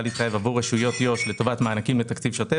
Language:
Hebrew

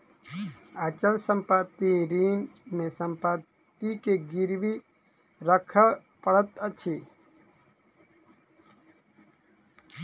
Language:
Maithili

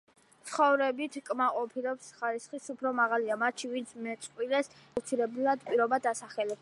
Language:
Georgian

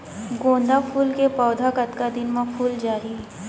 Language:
Chhattisgarhi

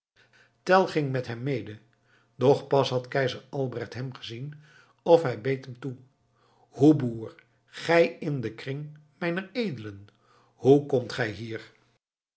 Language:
Dutch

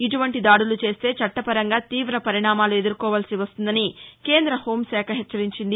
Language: Telugu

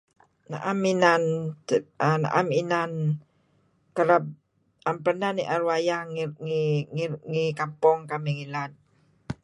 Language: Kelabit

